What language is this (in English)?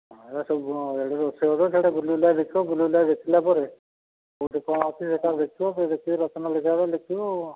Odia